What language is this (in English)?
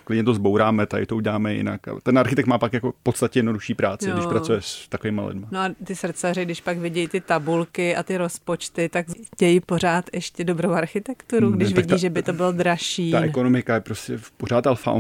Czech